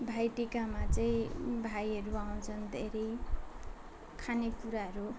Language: Nepali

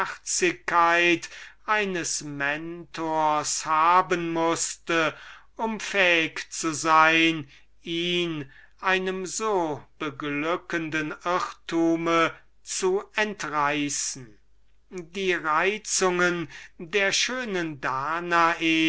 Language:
German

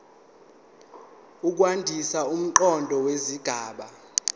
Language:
Zulu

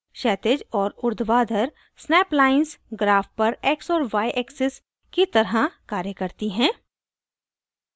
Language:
Hindi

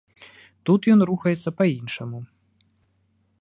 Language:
Belarusian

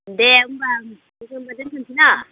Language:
Bodo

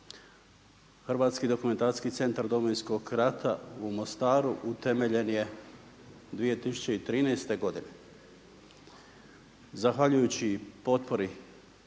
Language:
Croatian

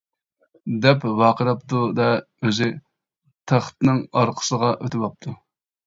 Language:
Uyghur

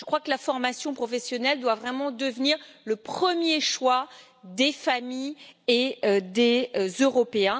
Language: French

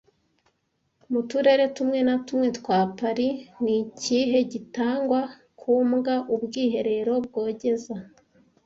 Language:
Kinyarwanda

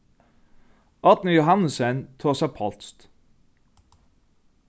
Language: Faroese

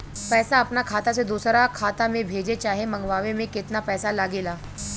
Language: Bhojpuri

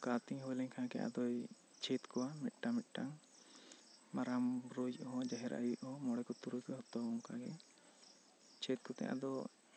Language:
Santali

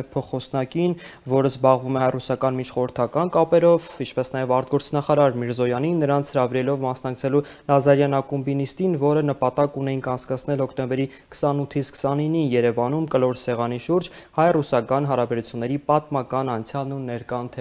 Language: Romanian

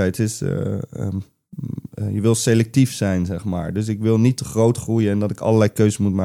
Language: Dutch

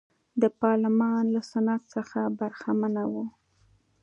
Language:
Pashto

